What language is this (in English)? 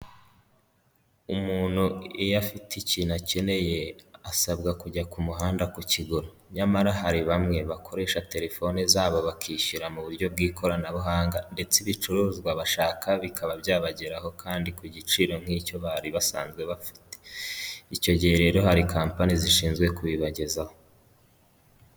Kinyarwanda